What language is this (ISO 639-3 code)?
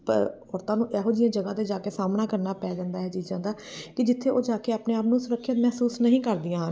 pan